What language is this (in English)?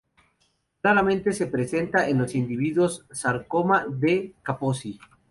Spanish